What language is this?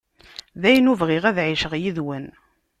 Kabyle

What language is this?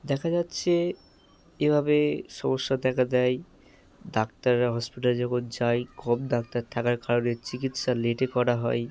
Bangla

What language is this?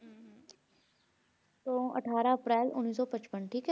Punjabi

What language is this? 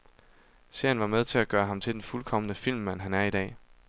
Danish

